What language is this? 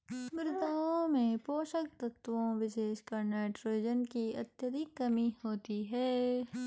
Hindi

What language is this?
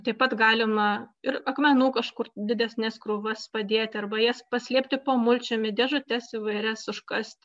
Lithuanian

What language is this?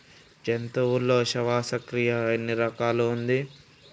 Telugu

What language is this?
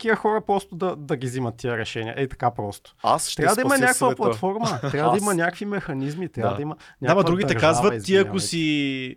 Bulgarian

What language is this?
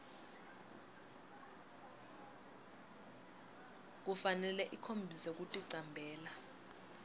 Swati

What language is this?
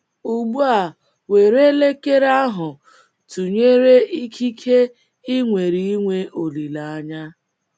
Igbo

